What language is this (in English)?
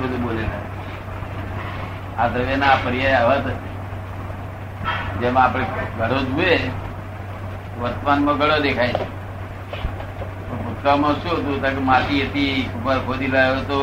Gujarati